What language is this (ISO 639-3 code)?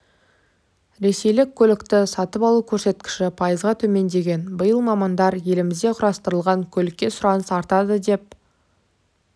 kaz